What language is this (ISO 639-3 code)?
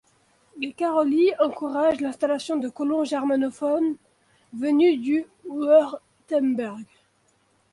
fra